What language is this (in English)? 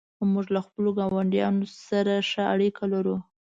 Pashto